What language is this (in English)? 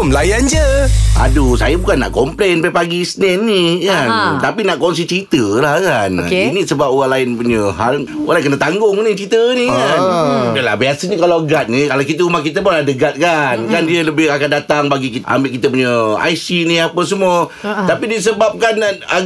Malay